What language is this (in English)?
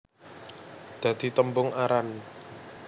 Javanese